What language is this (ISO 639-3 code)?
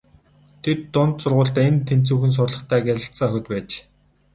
mon